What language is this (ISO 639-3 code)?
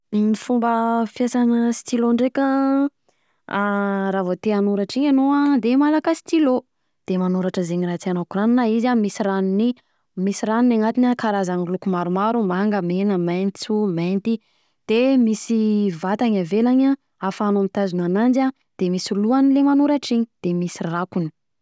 bzc